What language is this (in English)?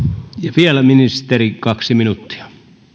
Finnish